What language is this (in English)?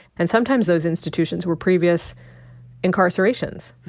English